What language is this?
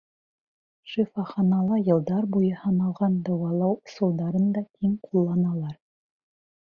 Bashkir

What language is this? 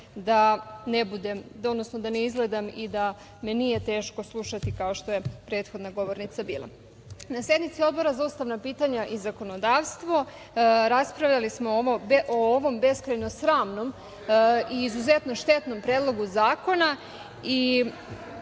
Serbian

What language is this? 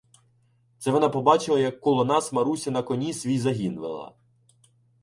Ukrainian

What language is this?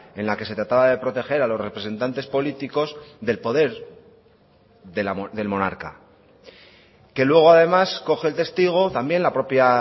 Spanish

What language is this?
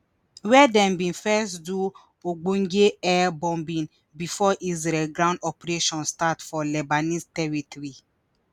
Nigerian Pidgin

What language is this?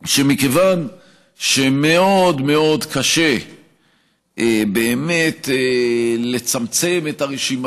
Hebrew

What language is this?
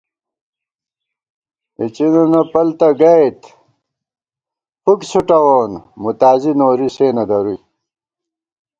Gawar-Bati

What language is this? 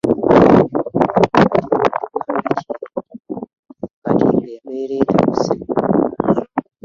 Ganda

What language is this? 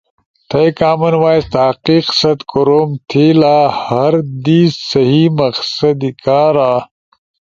Ushojo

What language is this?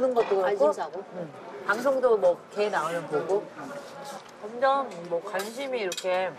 Korean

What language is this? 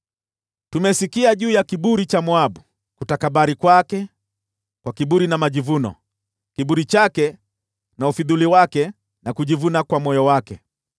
Swahili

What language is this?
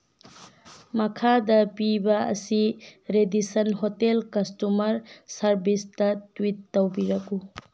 Manipuri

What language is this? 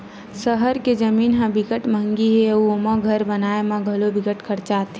Chhattisgarhi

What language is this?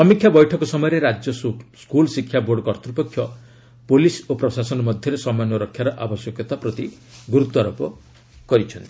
Odia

